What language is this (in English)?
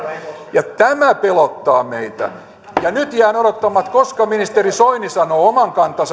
Finnish